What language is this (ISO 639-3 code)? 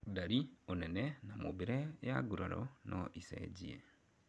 kik